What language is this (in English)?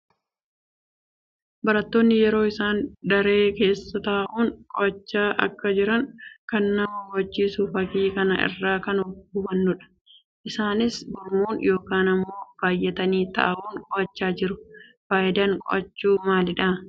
Oromo